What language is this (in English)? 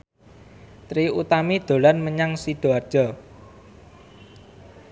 Javanese